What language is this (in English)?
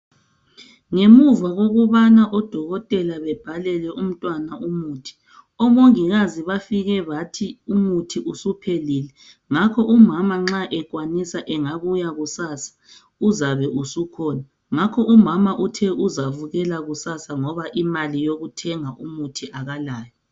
North Ndebele